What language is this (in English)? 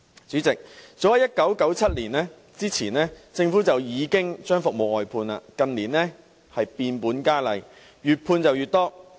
Cantonese